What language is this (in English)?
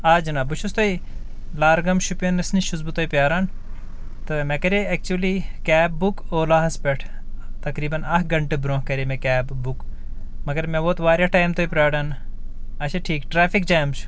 Kashmiri